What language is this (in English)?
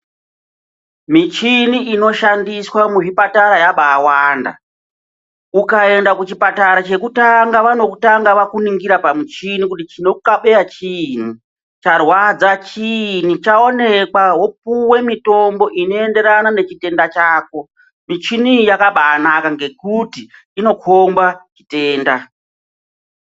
Ndau